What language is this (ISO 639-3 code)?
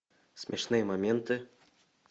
rus